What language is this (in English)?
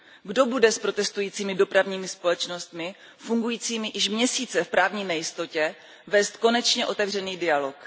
Czech